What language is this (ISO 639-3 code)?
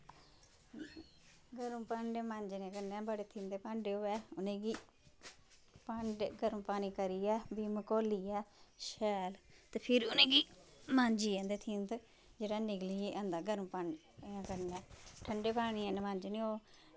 doi